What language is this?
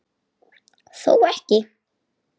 Icelandic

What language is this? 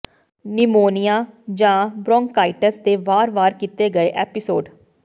Punjabi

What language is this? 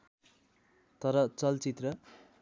Nepali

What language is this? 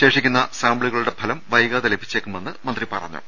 Malayalam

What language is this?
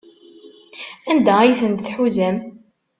Kabyle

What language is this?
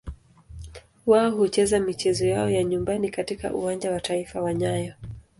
Swahili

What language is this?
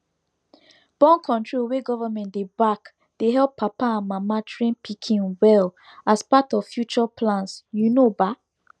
Nigerian Pidgin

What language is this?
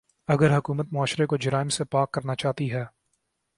Urdu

